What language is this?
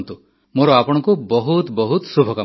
Odia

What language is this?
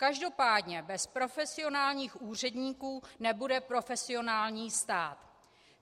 Czech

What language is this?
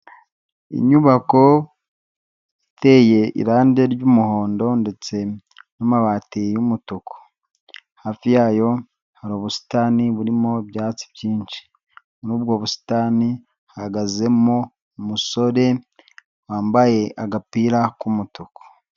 Kinyarwanda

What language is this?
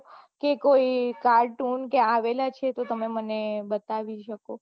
Gujarati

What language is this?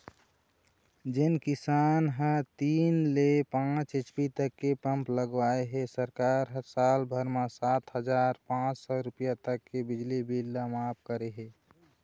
Chhattisgarhi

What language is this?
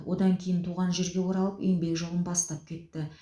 Kazakh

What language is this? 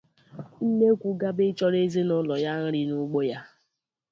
Igbo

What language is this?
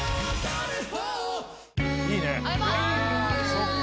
Japanese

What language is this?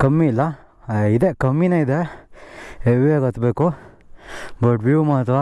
Kannada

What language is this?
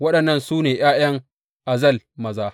Hausa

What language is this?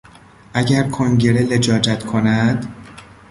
Persian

